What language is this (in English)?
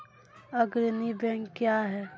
Maithili